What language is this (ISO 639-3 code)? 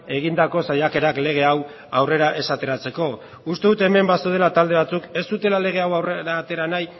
eus